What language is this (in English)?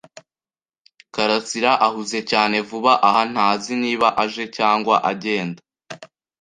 Kinyarwanda